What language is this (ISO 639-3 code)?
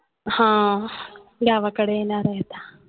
mar